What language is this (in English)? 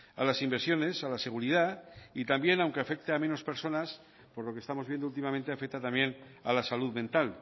Spanish